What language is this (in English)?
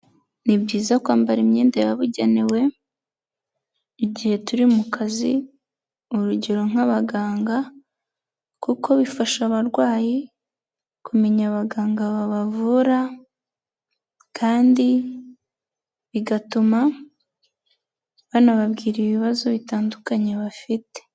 Kinyarwanda